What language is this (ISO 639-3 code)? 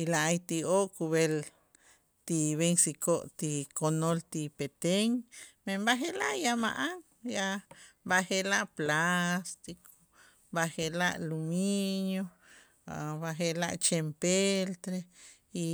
itz